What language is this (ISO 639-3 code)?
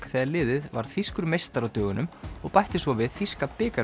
isl